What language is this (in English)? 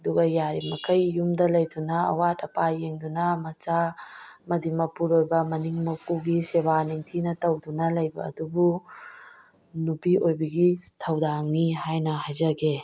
Manipuri